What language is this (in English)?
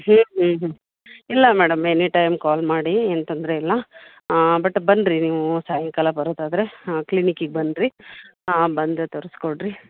Kannada